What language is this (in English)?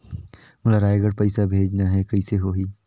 Chhattisgarhi